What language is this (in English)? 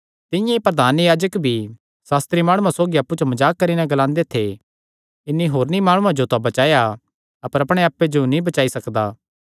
Kangri